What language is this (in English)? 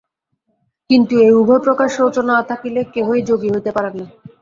Bangla